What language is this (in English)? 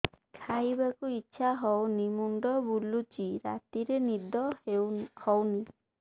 Odia